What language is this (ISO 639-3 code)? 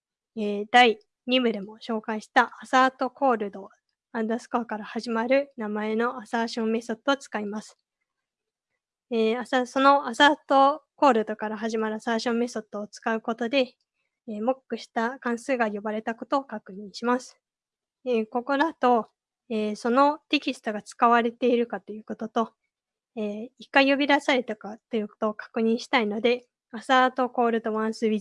jpn